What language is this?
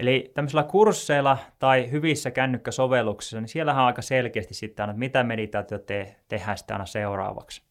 Finnish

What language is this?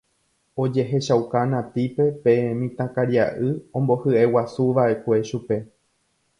Guarani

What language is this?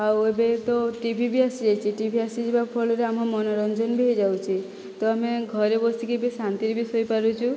Odia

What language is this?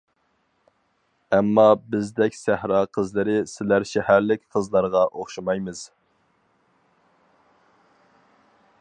Uyghur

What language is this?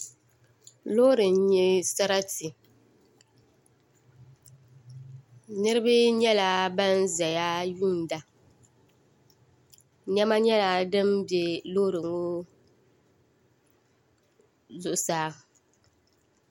Dagbani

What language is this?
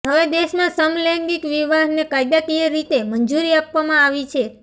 Gujarati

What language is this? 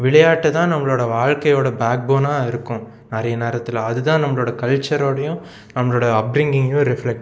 Tamil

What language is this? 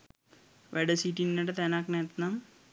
Sinhala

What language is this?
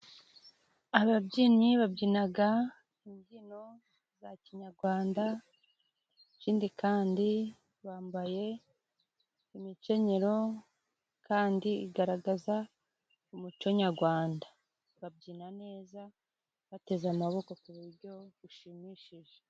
Kinyarwanda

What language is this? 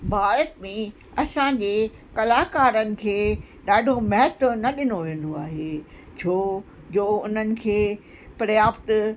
Sindhi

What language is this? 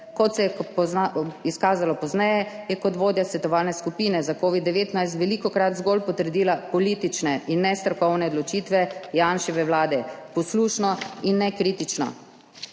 Slovenian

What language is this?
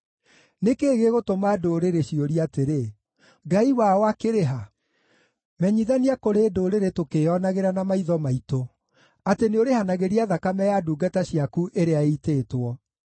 Kikuyu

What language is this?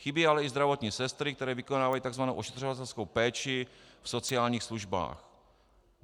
Czech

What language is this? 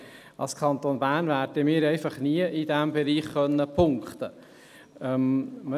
Swiss German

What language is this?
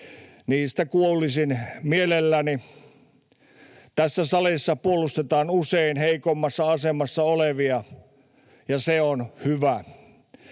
Finnish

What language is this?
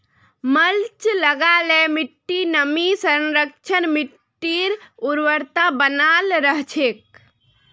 Magahi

